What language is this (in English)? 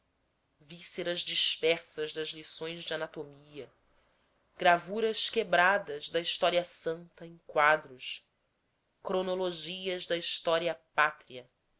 Portuguese